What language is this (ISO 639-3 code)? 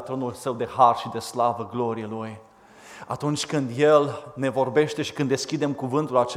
ron